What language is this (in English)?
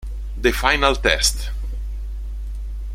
Italian